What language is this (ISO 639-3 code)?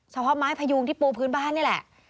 tha